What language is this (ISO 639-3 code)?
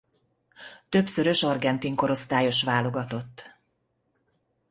hun